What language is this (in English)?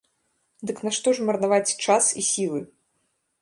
Belarusian